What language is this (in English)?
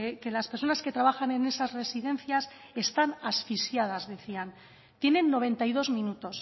Spanish